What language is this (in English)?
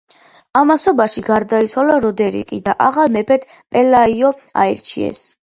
Georgian